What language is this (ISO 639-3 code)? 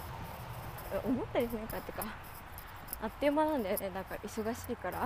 jpn